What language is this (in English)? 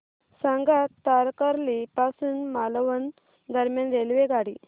Marathi